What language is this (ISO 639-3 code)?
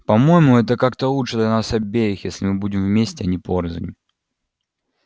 rus